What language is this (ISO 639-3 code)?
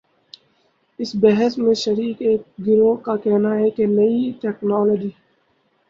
urd